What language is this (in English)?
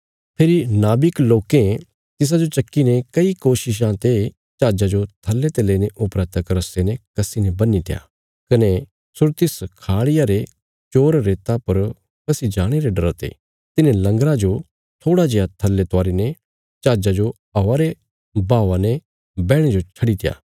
Bilaspuri